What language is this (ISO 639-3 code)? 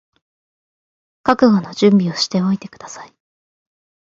jpn